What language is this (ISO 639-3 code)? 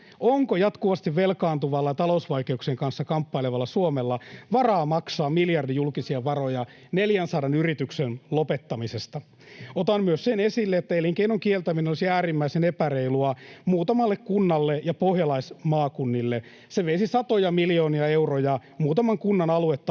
fin